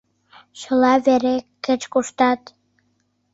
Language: Mari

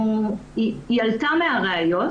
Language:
Hebrew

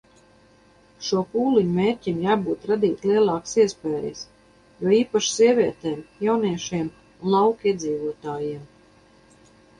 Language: Latvian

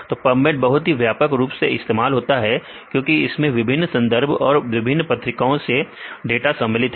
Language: Hindi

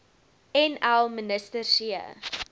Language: Afrikaans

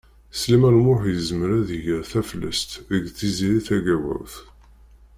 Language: Kabyle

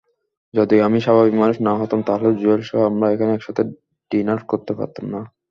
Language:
Bangla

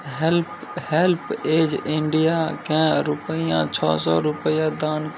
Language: Maithili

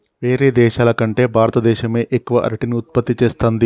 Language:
Telugu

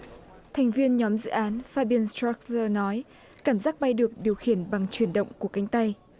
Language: Vietnamese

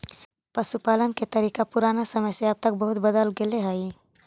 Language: Magahi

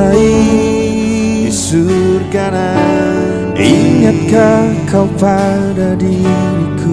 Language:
Indonesian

